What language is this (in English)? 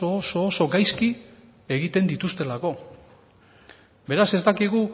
Basque